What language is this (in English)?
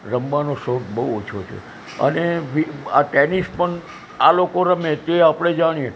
Gujarati